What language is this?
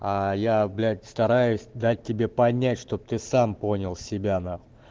Russian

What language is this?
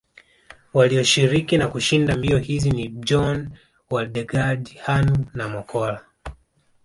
Swahili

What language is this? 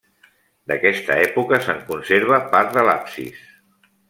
Catalan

